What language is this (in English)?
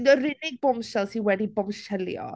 Welsh